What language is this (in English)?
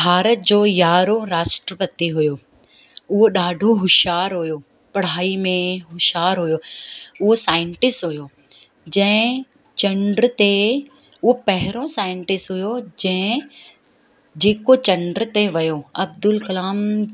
Sindhi